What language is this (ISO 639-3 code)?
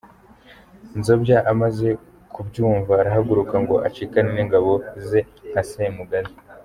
kin